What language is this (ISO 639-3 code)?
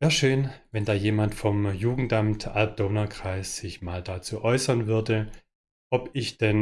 deu